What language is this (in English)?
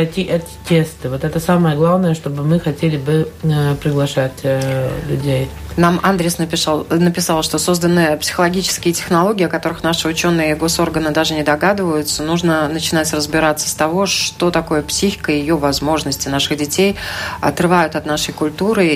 Russian